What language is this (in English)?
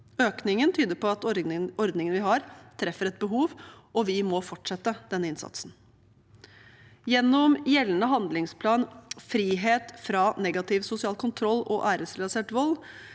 Norwegian